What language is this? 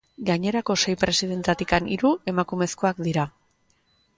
Basque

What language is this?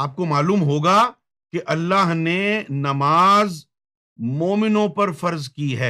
Urdu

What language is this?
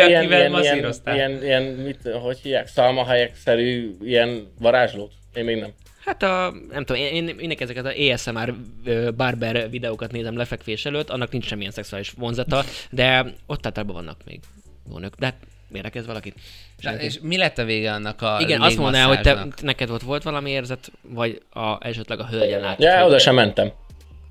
Hungarian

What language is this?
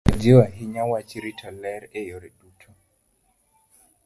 Luo (Kenya and Tanzania)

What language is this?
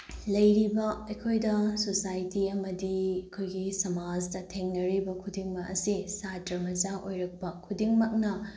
Manipuri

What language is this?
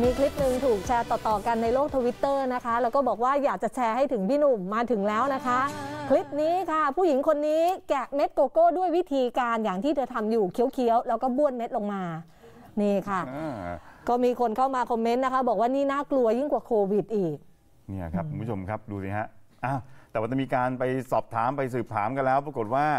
Thai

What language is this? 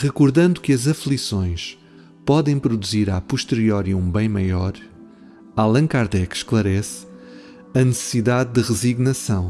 Portuguese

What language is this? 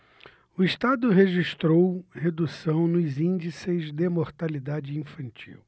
Portuguese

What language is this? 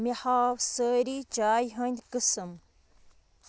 Kashmiri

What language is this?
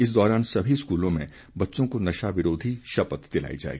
Hindi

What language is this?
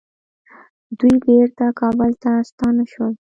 Pashto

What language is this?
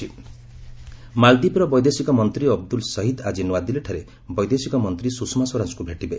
Odia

